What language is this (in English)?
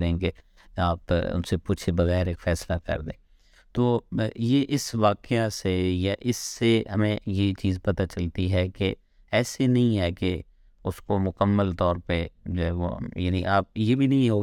Urdu